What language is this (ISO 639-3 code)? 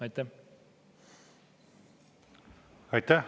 est